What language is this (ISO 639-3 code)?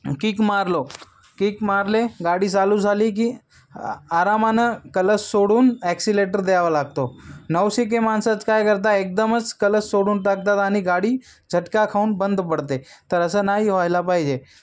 mar